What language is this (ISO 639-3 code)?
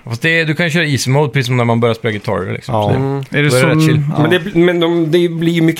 swe